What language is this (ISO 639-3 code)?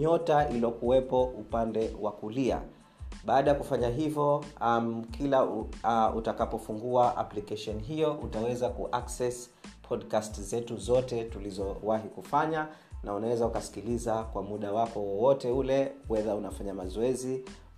swa